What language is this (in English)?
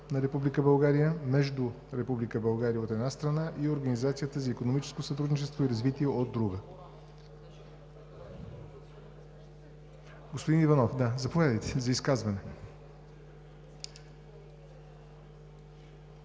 Bulgarian